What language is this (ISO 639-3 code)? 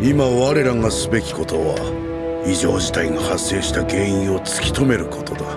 jpn